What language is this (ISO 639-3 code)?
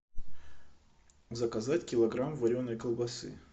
rus